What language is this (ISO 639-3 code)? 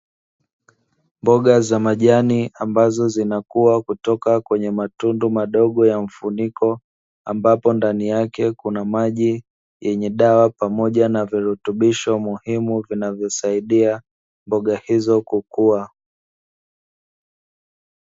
swa